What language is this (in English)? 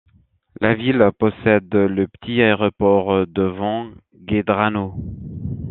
French